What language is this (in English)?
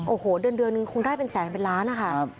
Thai